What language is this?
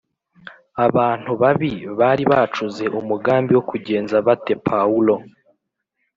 Kinyarwanda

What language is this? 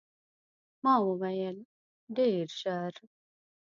Pashto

